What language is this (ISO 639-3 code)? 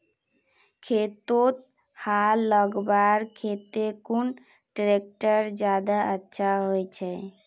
mag